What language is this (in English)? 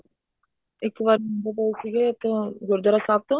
Punjabi